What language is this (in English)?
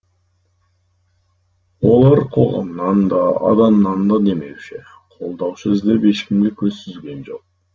Kazakh